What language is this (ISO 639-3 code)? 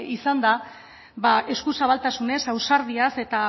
eus